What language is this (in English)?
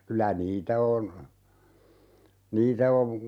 Finnish